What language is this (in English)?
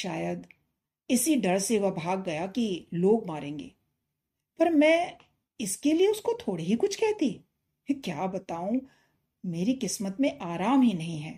Hindi